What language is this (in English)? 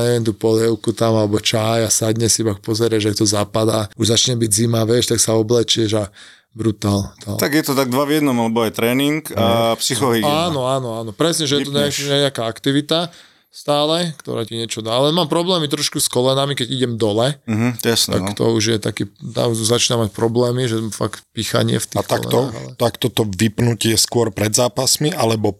Slovak